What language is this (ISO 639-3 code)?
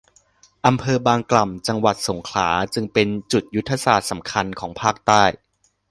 tha